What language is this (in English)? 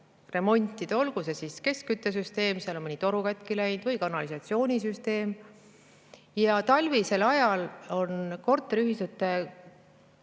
Estonian